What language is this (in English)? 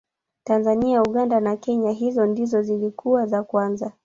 Swahili